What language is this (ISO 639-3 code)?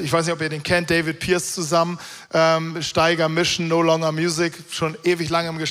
deu